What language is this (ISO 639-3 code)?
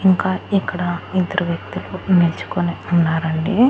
tel